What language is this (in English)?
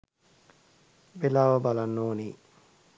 Sinhala